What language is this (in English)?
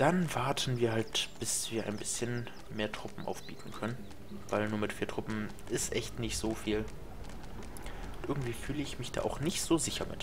German